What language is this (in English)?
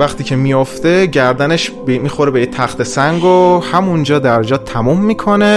Persian